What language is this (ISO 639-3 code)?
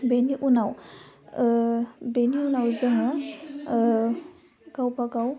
brx